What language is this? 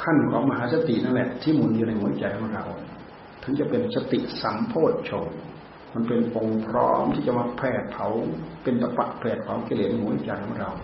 Thai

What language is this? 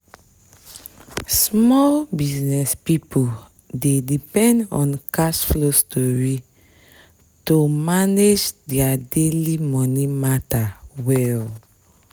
Nigerian Pidgin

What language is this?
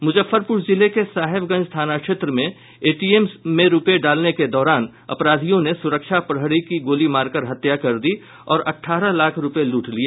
Hindi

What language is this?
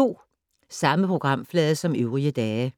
Danish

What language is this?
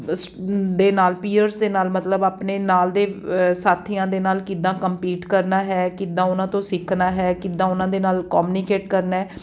Punjabi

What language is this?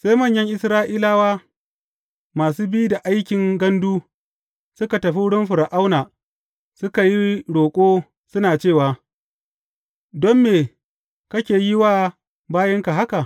Hausa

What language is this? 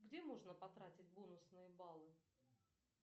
Russian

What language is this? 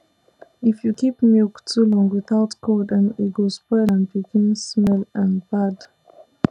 Nigerian Pidgin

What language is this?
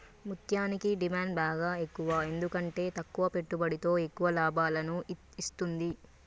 Telugu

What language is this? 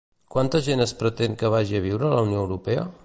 Catalan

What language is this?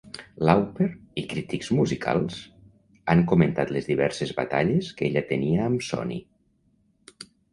Catalan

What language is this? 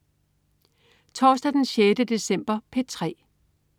Danish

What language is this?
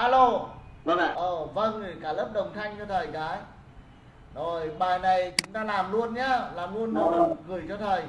Vietnamese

